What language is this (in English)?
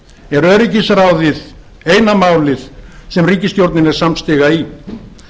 Icelandic